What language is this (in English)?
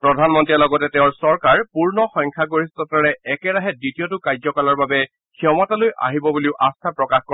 Assamese